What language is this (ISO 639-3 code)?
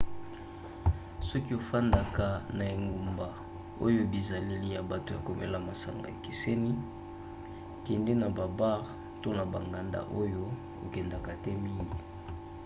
lin